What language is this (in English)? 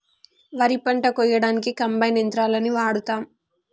Telugu